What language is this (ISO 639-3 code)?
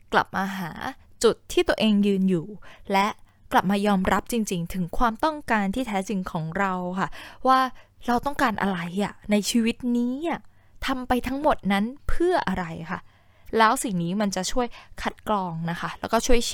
tha